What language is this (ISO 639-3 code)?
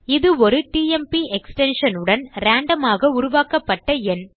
tam